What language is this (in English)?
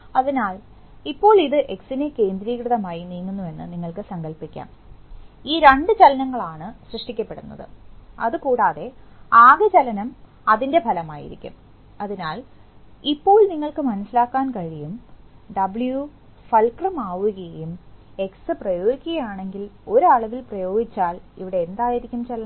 Malayalam